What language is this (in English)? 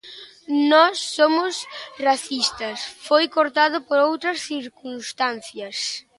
Galician